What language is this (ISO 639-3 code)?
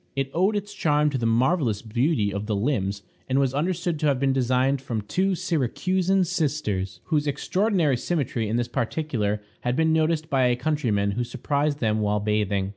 eng